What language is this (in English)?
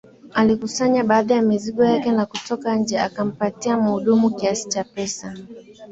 Swahili